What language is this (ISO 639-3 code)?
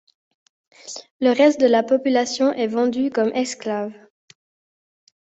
fra